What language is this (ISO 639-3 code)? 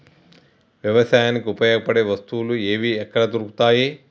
tel